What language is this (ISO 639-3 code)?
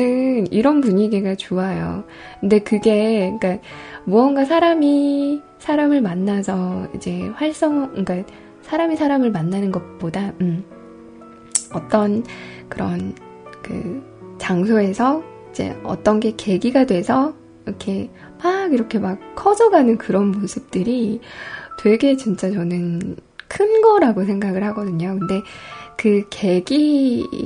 kor